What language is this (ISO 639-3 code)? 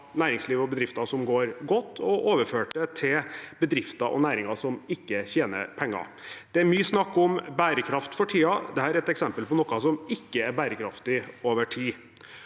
nor